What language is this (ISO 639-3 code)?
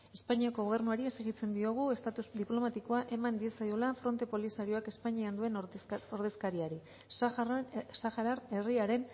eus